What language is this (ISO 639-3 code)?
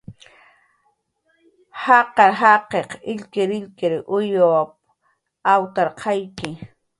jqr